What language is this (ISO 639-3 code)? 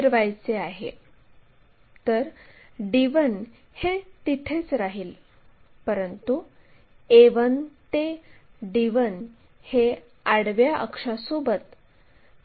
mar